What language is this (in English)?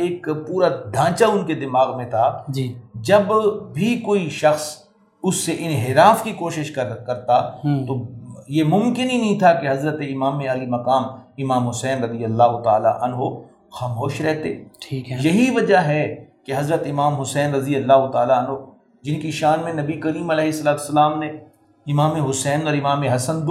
Urdu